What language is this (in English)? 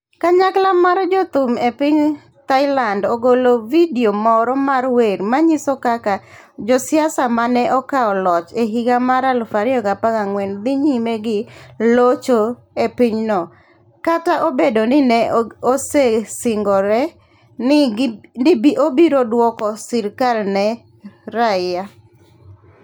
Luo (Kenya and Tanzania)